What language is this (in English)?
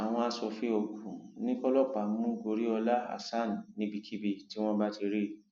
Yoruba